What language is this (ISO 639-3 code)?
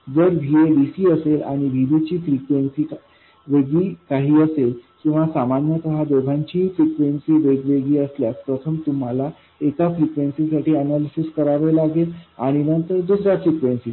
mar